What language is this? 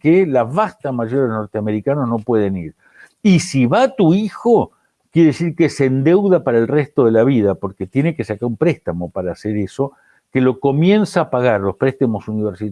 Spanish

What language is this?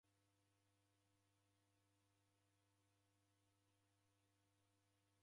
Taita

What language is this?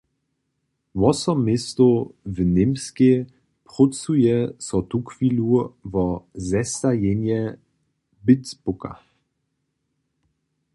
Upper Sorbian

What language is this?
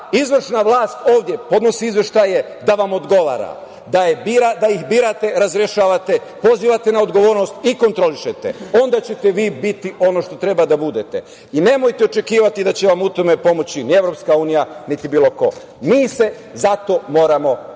Serbian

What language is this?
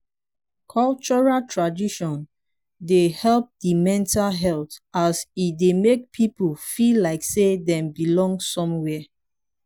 Nigerian Pidgin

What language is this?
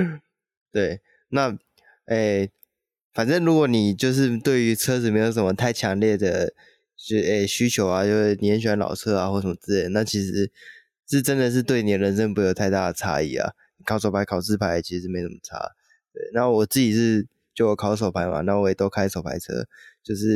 Chinese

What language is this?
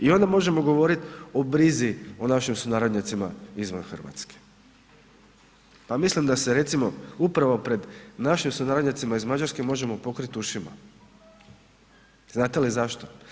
Croatian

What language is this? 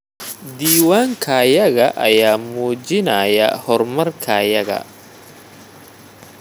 Somali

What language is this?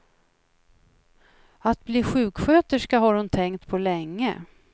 Swedish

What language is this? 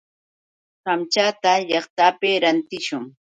Yauyos Quechua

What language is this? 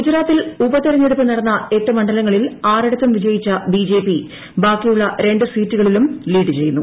Malayalam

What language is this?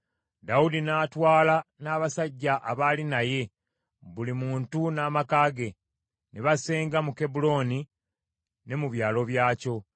Ganda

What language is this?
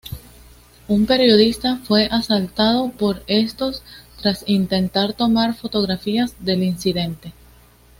Spanish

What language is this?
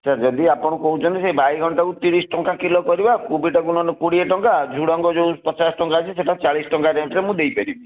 Odia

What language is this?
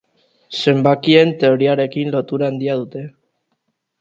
Basque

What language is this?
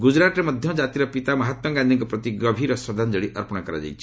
Odia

